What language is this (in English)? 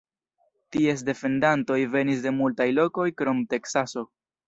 Esperanto